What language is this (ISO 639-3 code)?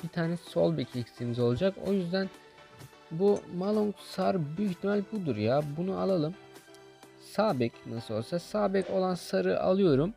tur